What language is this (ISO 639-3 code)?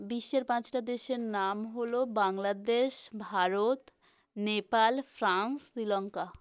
ben